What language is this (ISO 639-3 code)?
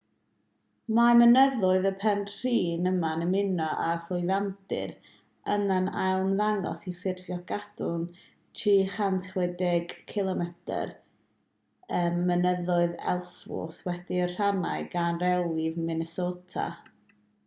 cym